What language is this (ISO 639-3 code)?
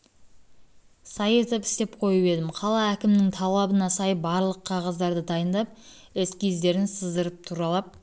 kaz